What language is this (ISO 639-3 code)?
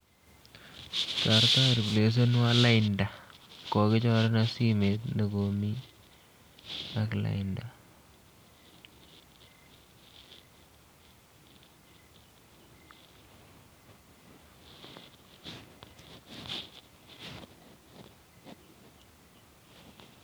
kln